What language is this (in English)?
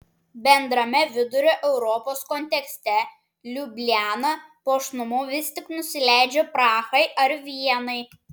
Lithuanian